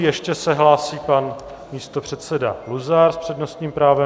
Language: Czech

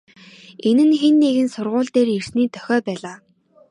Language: Mongolian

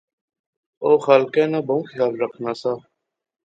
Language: Pahari-Potwari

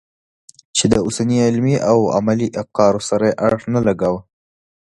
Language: Pashto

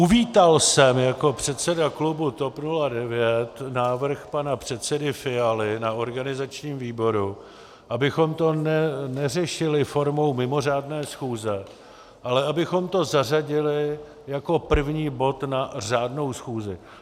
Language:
Czech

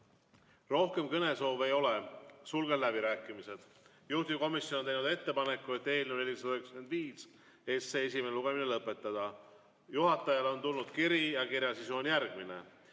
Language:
Estonian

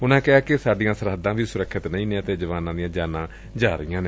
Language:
Punjabi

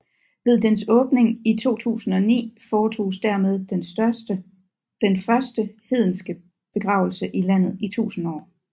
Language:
Danish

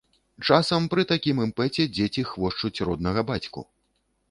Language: Belarusian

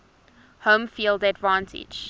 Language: English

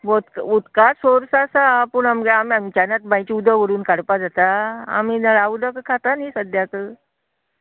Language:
Konkani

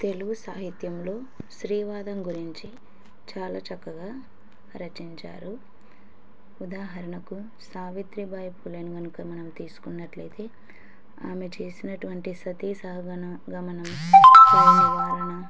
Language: Telugu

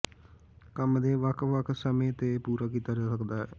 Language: Punjabi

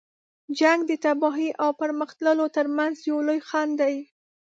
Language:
Pashto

